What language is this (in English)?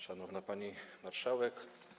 Polish